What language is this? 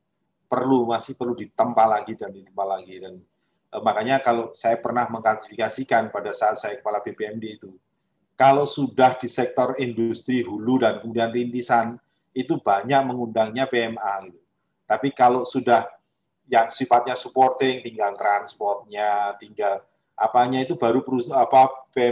Indonesian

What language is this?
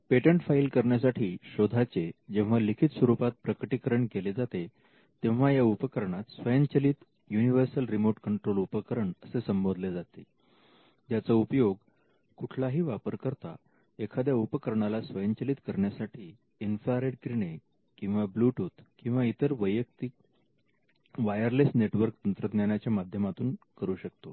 Marathi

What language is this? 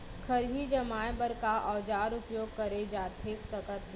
Chhattisgarhi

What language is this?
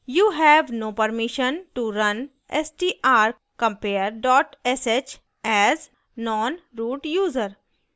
Hindi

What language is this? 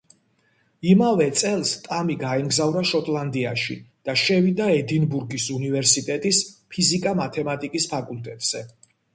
Georgian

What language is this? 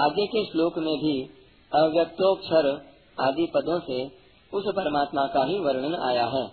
Hindi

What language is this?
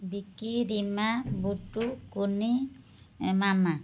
Odia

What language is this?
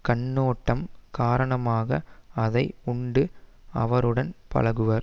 Tamil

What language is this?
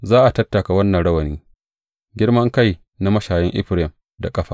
Hausa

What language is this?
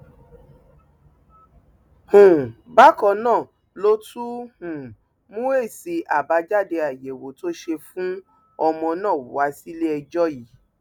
Yoruba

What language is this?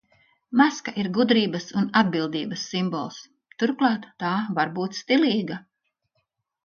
Latvian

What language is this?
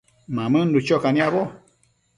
Matsés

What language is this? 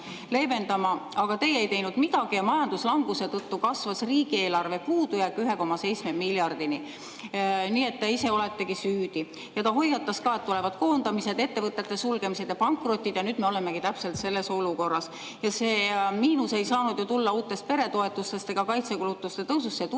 Estonian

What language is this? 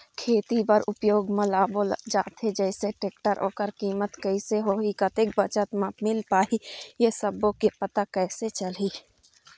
Chhattisgarhi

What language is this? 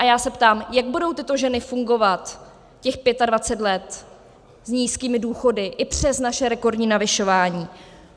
Czech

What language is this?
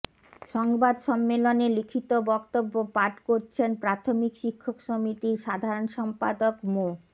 Bangla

